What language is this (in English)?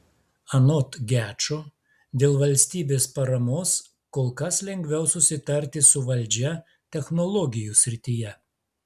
Lithuanian